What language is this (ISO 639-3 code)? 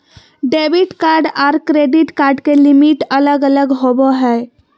mag